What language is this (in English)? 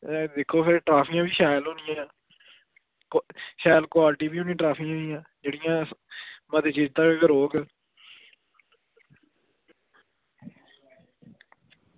Dogri